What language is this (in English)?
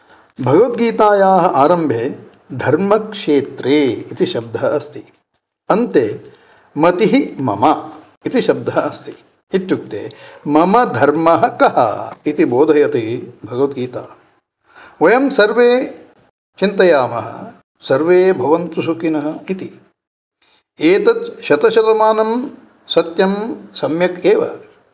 Sanskrit